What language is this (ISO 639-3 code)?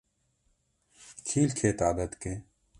kur